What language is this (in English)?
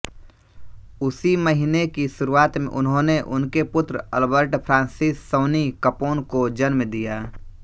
Hindi